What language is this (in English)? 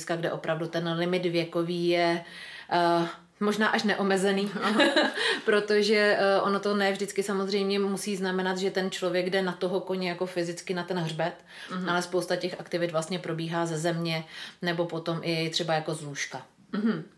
Czech